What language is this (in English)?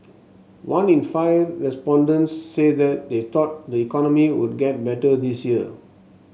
English